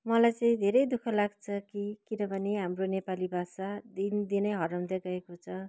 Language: Nepali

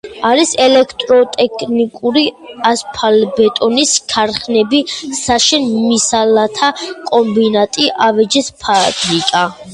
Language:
Georgian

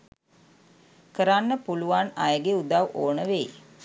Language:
Sinhala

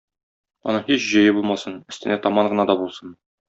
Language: Tatar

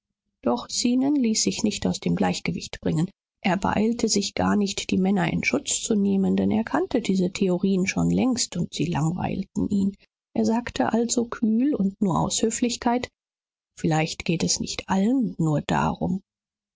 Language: German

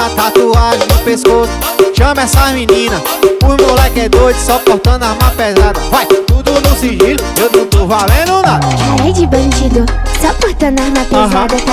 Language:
Portuguese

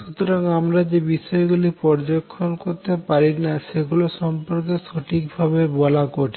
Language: Bangla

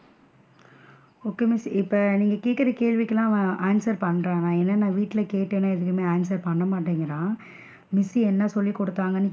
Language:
Tamil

